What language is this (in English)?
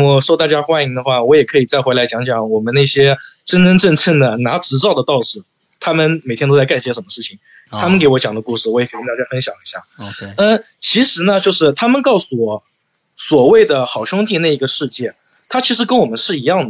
Chinese